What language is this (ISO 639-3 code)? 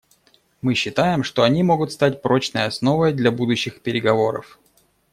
rus